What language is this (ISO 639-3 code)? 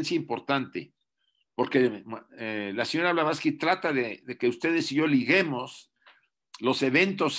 spa